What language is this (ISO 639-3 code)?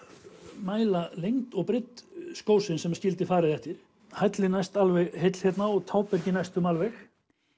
isl